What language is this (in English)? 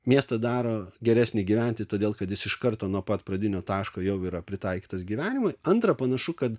Lithuanian